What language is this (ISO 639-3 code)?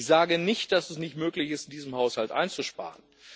deu